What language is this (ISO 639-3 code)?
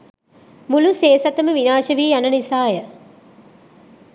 sin